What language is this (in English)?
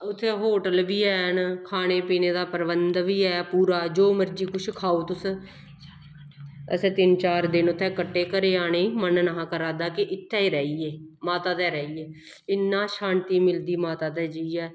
Dogri